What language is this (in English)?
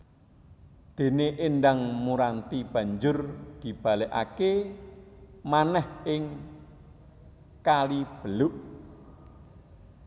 Javanese